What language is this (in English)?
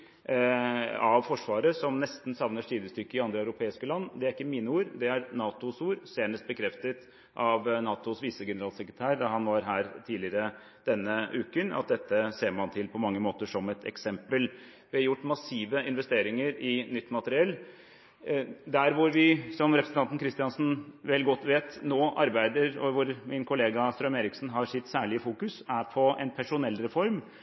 Norwegian Bokmål